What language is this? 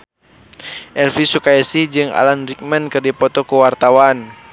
Sundanese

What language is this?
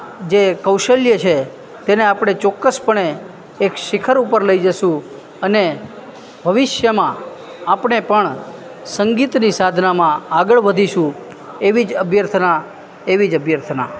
Gujarati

